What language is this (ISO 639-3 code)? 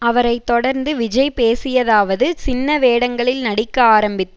tam